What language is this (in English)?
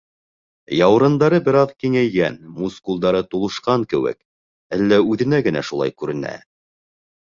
Bashkir